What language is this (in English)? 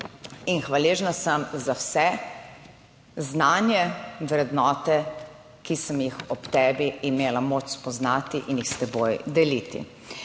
Slovenian